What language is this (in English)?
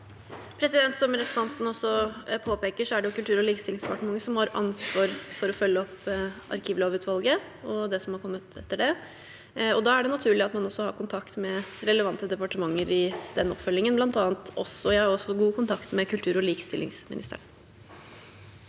Norwegian